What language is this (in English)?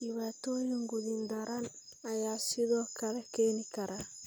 Somali